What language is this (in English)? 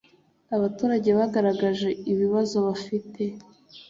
Kinyarwanda